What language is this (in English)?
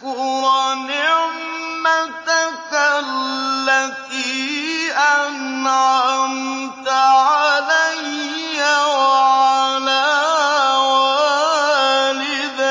Arabic